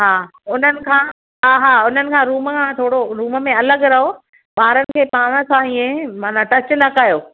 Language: Sindhi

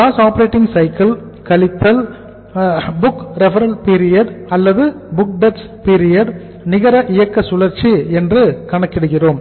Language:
Tamil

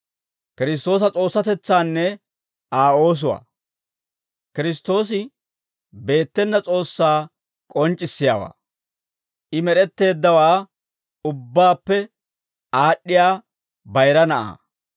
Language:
Dawro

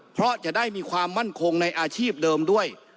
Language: Thai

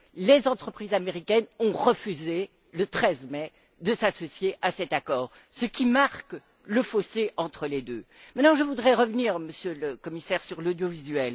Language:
French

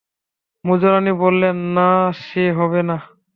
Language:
Bangla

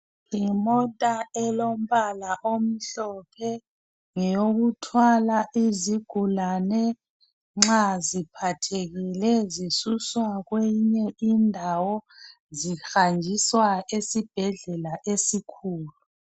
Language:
North Ndebele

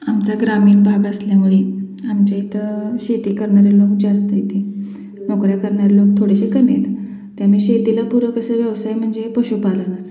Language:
Marathi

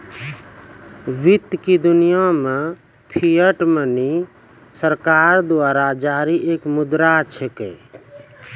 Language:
Maithili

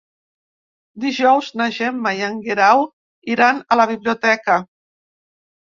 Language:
Catalan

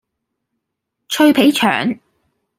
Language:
Cantonese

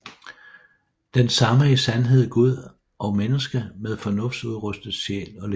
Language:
Danish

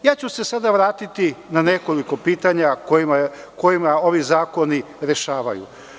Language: Serbian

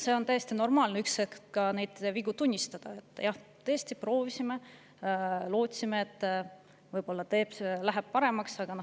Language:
Estonian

